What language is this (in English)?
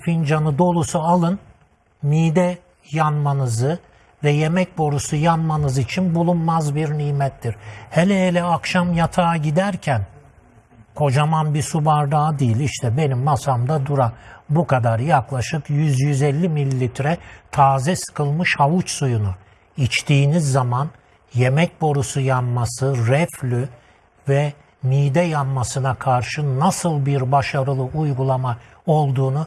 Turkish